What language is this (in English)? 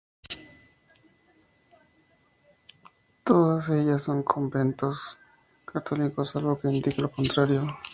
Spanish